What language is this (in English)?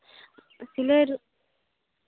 Santali